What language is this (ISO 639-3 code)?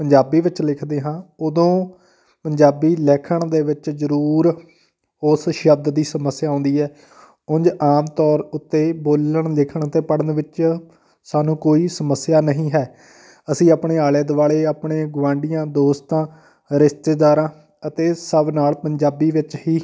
pan